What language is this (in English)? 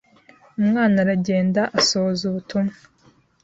Kinyarwanda